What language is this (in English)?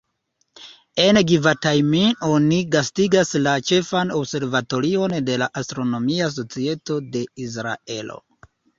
Esperanto